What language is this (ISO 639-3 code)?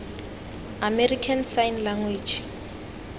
tsn